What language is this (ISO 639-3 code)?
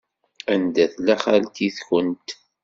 kab